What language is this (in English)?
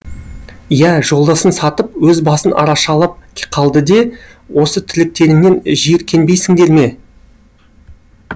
Kazakh